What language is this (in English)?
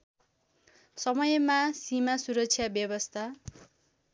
Nepali